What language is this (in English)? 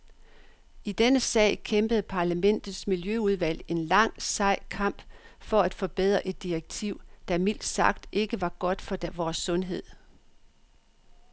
Danish